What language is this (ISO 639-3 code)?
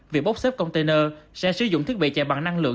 vie